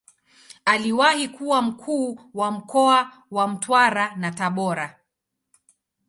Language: Swahili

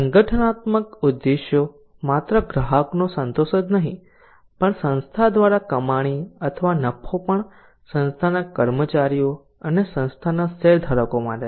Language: Gujarati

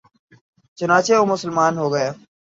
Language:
Urdu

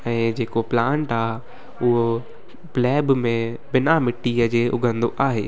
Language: Sindhi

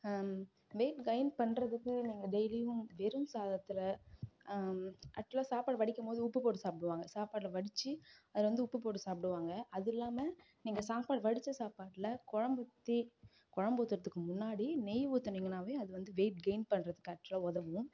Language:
Tamil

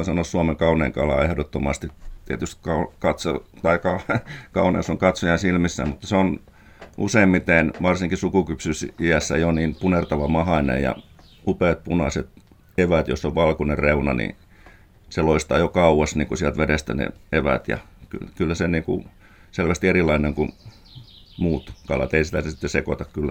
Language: Finnish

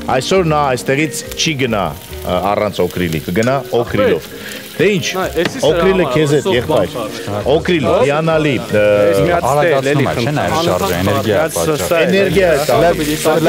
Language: Romanian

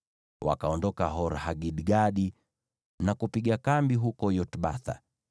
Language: Swahili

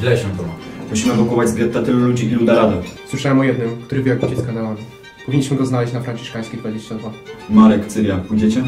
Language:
Polish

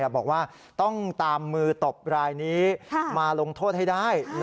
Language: Thai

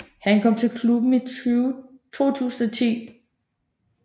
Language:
Danish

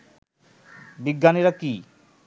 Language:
Bangla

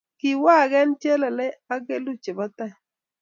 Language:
Kalenjin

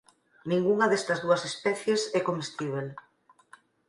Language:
Galician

